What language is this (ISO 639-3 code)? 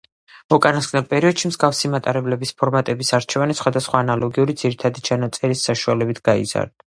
kat